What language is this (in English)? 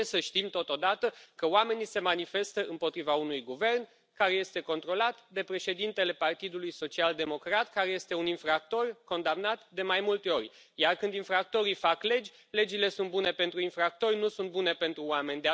Romanian